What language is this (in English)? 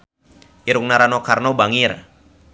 Sundanese